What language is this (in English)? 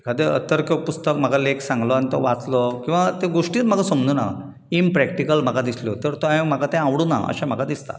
Konkani